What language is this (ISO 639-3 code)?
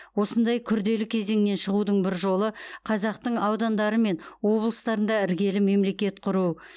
kaz